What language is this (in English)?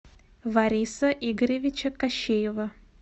Russian